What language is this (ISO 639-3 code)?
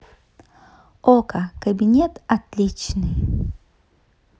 rus